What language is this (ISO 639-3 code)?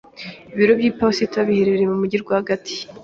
kin